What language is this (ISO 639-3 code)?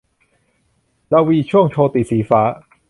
tha